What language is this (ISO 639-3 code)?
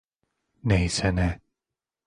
tur